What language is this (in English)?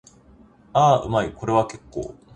Japanese